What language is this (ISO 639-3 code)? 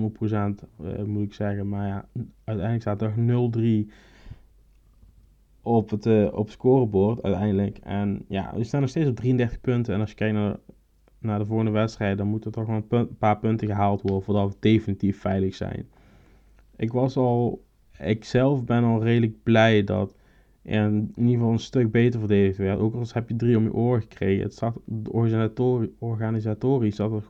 nld